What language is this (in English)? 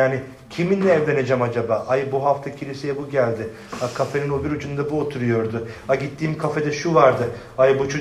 Turkish